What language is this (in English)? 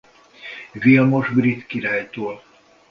Hungarian